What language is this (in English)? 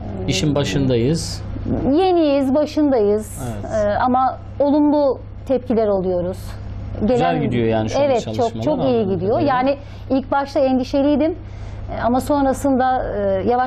Turkish